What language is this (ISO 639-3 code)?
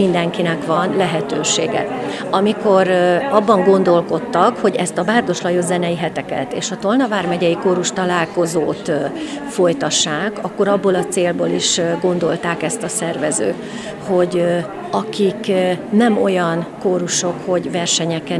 hun